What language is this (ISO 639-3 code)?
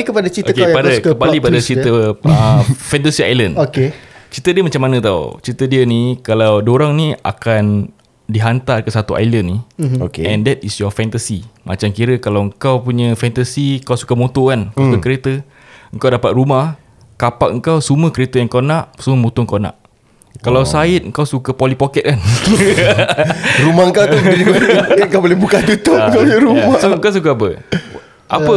msa